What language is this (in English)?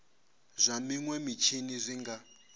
Venda